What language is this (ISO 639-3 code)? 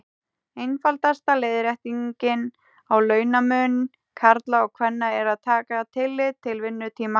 isl